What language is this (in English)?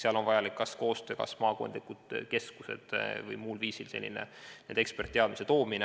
Estonian